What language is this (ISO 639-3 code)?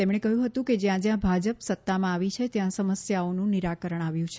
guj